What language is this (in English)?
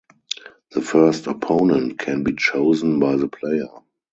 English